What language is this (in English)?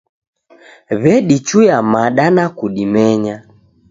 Taita